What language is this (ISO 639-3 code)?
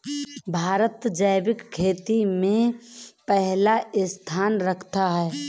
hin